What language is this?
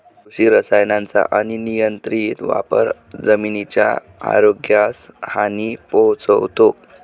Marathi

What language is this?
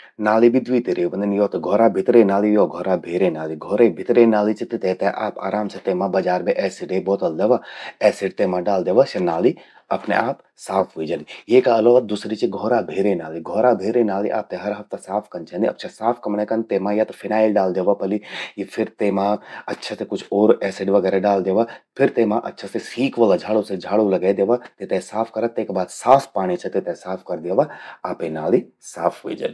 Garhwali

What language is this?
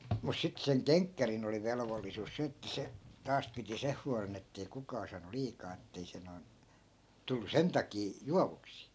Finnish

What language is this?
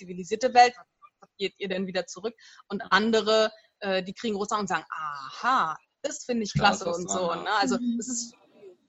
German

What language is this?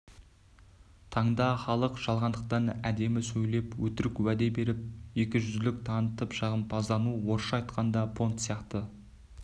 Kazakh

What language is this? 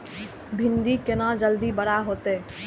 Maithili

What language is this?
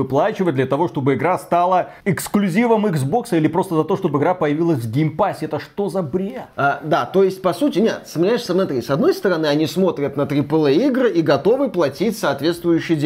Russian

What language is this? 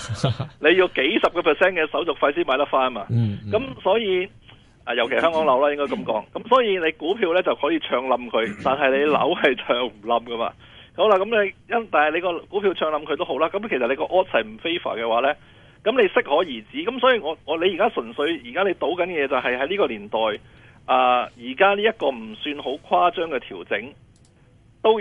Chinese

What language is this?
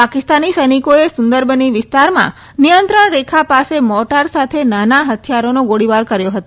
Gujarati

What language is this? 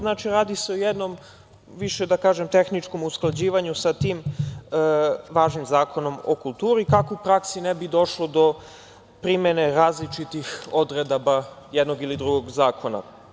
Serbian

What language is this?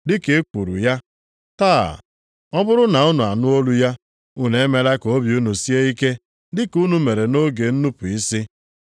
Igbo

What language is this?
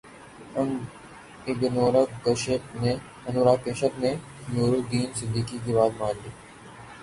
Urdu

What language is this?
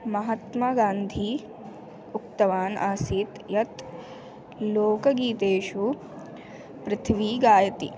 Sanskrit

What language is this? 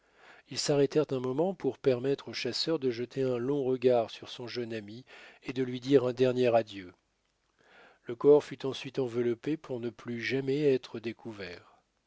French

